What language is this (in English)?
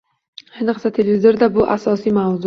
Uzbek